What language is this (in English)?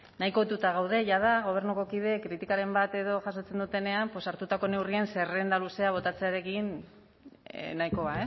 Basque